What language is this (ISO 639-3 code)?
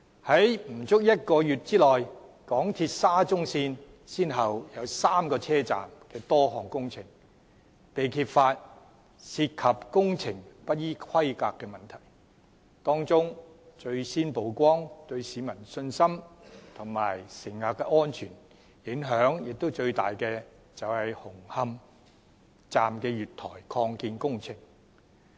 yue